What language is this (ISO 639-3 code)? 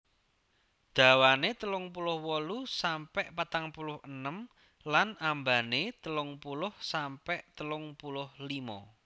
jav